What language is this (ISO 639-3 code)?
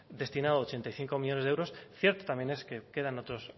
spa